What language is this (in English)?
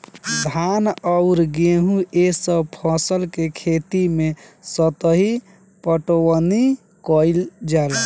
Bhojpuri